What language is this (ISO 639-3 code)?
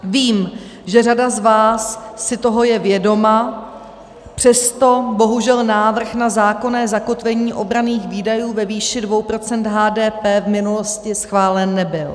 ces